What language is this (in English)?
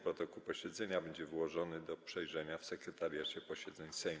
Polish